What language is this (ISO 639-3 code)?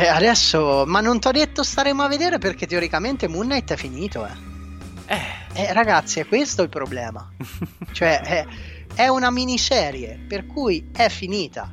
ita